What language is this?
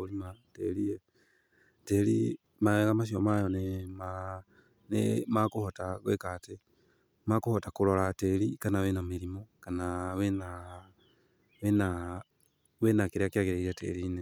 Kikuyu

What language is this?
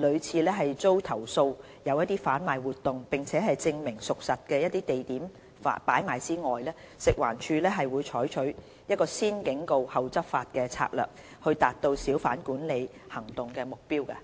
Cantonese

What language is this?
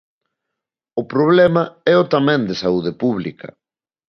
Galician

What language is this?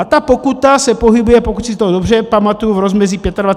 Czech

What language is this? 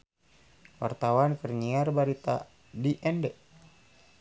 Sundanese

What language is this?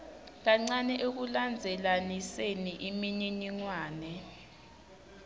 Swati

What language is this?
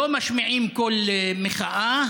Hebrew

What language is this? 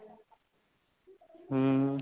Punjabi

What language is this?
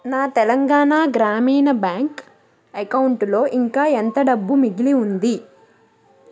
Telugu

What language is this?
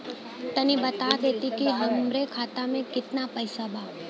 Bhojpuri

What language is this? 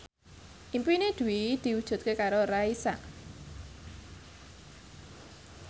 Javanese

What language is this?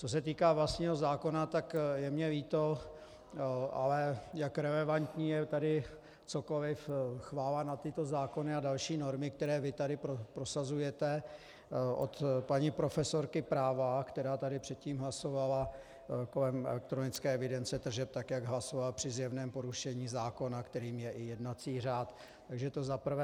Czech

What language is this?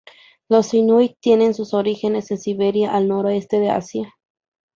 Spanish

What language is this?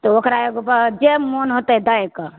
Maithili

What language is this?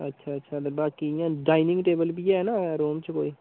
Dogri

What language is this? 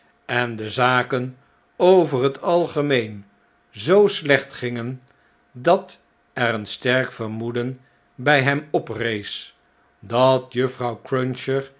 Dutch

